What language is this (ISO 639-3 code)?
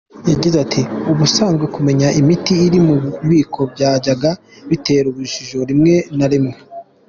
kin